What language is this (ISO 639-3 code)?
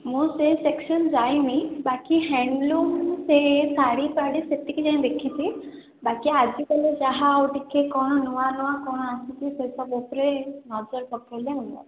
ori